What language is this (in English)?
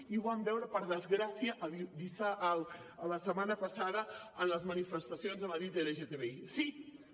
Catalan